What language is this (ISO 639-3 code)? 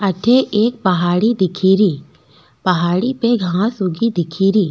raj